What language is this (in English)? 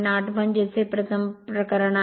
Marathi